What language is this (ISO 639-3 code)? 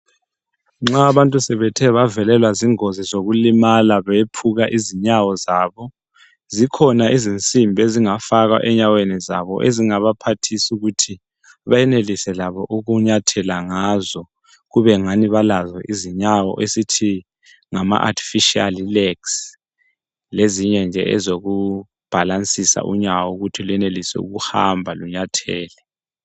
nde